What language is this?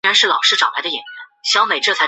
Chinese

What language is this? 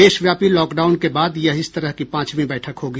Hindi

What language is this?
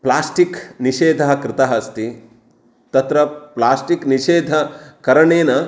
Sanskrit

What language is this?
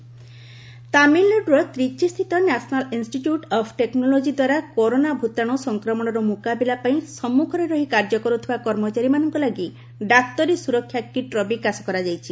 Odia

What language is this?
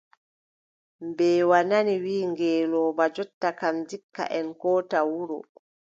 Adamawa Fulfulde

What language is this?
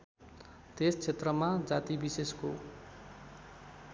Nepali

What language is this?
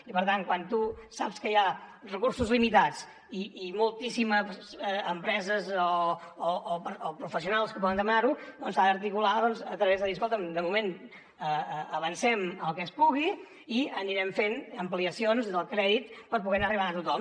Catalan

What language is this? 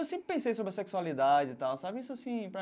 Portuguese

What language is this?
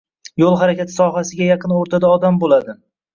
Uzbek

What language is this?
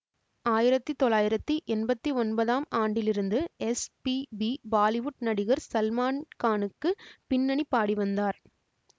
Tamil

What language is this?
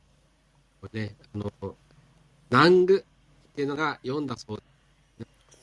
Japanese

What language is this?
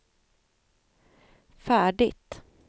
Swedish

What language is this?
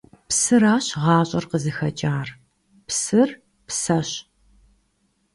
Kabardian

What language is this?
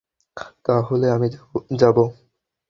Bangla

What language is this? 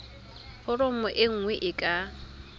Tswana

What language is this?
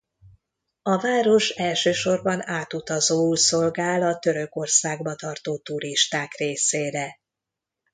Hungarian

